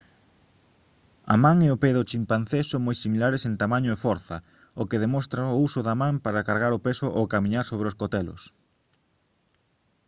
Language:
Galician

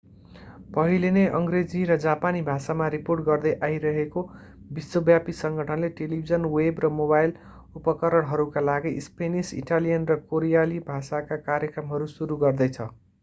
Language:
Nepali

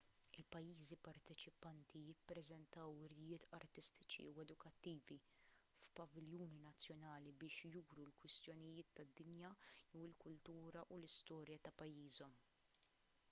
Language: Maltese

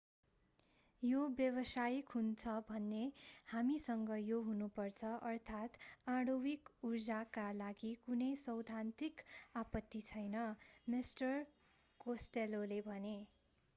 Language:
Nepali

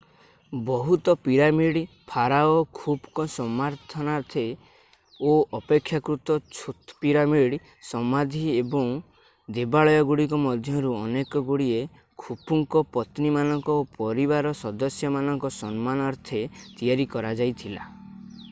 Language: Odia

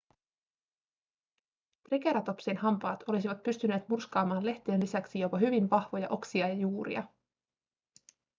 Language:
Finnish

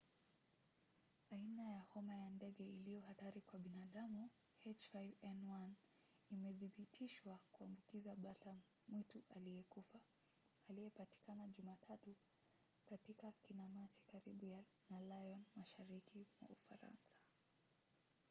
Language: Swahili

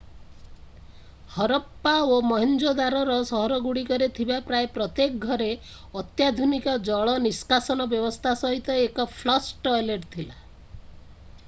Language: Odia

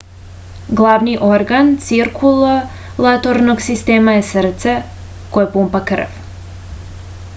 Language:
Serbian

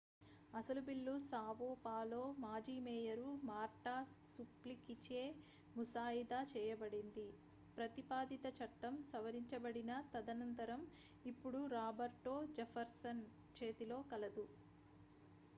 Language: Telugu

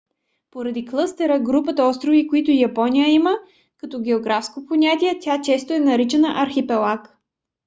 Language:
Bulgarian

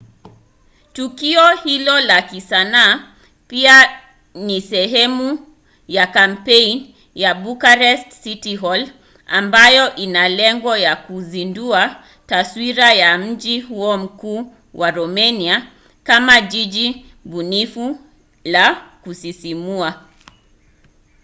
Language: Swahili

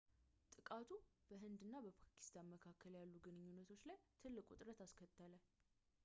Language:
Amharic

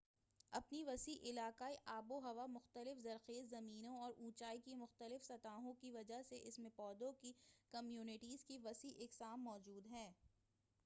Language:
Urdu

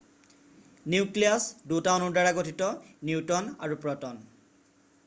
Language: Assamese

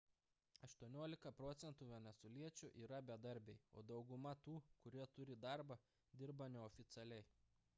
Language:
Lithuanian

